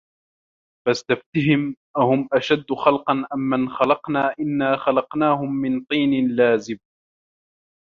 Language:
Arabic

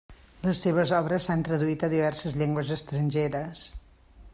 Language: Catalan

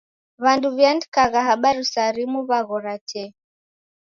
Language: Taita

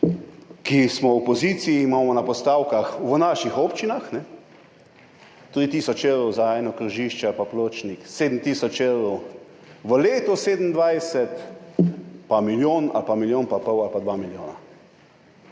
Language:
Slovenian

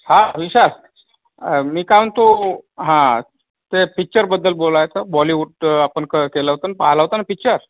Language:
Marathi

